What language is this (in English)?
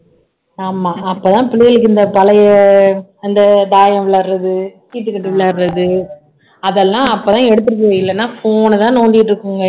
Tamil